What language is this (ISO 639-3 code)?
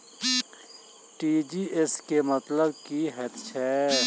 mai